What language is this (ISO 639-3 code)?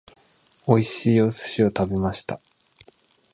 jpn